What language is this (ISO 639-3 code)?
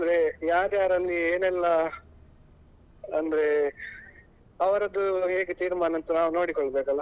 kan